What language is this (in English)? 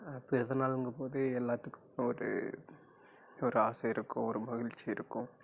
Tamil